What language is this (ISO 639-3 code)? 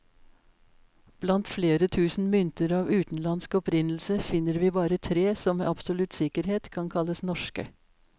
nor